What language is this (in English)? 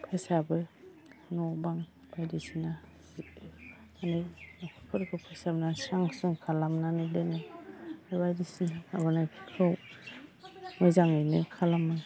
Bodo